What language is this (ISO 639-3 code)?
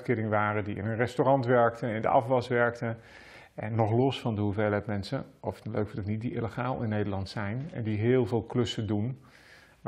nld